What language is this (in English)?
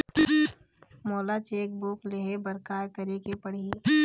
Chhattisgarhi